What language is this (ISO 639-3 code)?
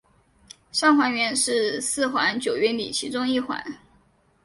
zho